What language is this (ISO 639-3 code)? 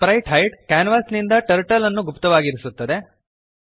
kan